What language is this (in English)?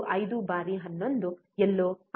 Kannada